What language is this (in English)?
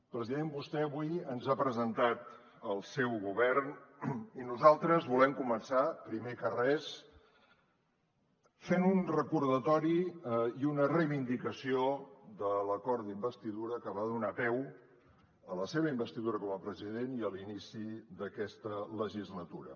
Catalan